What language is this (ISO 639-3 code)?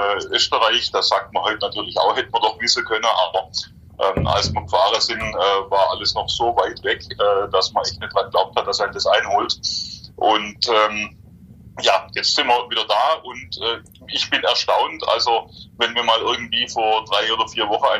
deu